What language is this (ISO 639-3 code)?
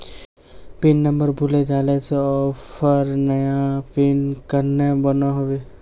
mag